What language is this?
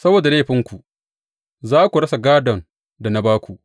Hausa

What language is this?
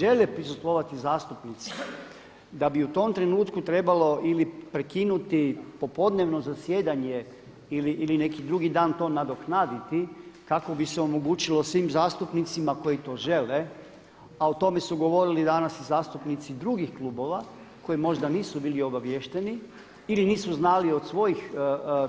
Croatian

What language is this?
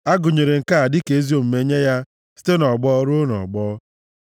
Igbo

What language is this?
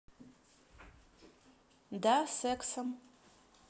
Russian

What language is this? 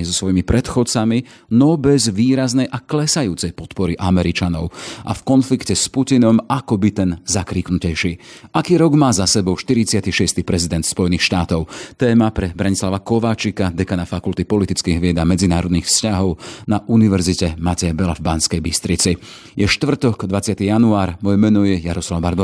Slovak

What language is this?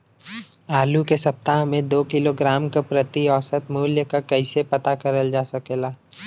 Bhojpuri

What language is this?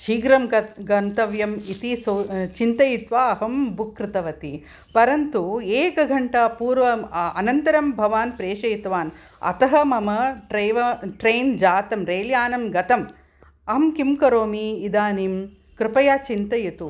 Sanskrit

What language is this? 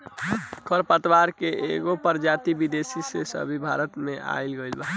Bhojpuri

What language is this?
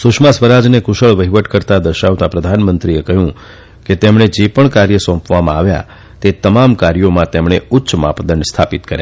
Gujarati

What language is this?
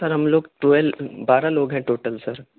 Urdu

